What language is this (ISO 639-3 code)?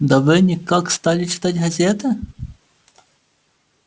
rus